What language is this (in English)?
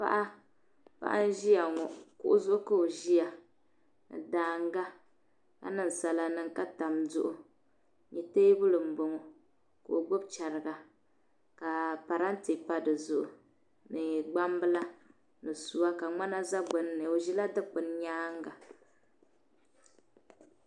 Dagbani